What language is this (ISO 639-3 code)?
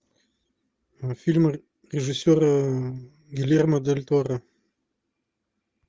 rus